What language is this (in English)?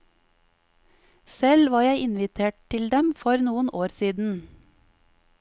Norwegian